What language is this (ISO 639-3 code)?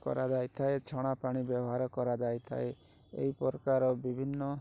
ori